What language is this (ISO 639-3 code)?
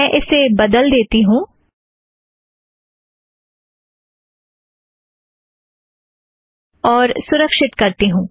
hin